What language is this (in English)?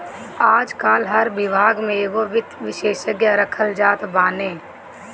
Bhojpuri